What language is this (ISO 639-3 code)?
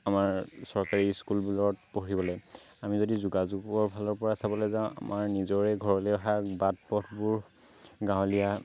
asm